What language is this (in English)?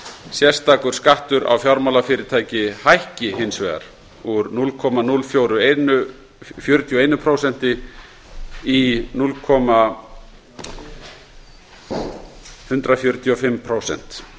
Icelandic